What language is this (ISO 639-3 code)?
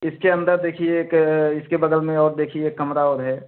hin